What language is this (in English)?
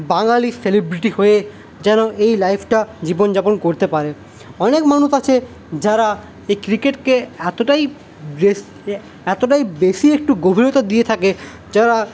Bangla